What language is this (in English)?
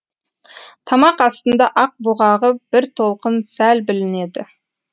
Kazakh